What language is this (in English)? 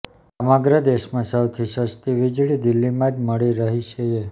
Gujarati